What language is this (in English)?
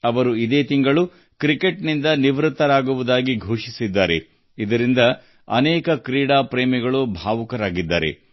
Kannada